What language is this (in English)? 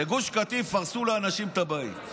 Hebrew